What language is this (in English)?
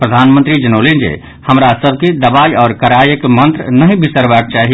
Maithili